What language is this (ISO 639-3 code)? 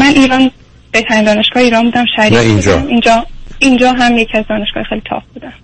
fas